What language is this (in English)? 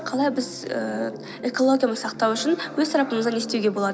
Kazakh